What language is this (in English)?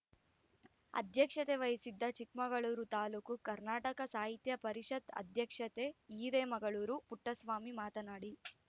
Kannada